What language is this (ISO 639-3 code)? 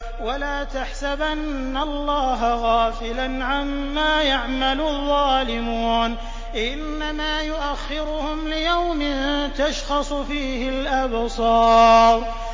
ara